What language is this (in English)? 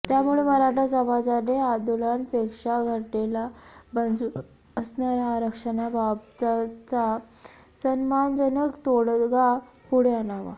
Marathi